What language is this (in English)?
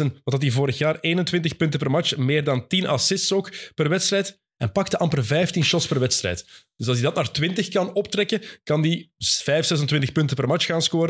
Dutch